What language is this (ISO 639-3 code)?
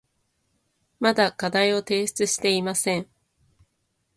jpn